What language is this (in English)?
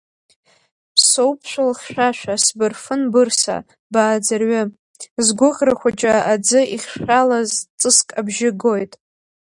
Abkhazian